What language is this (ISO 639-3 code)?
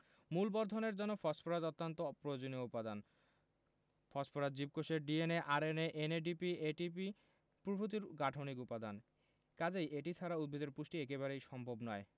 ben